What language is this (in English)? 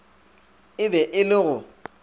Northern Sotho